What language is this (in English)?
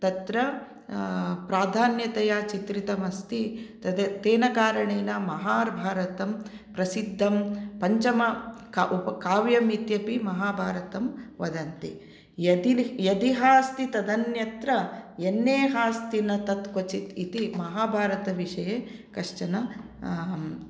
Sanskrit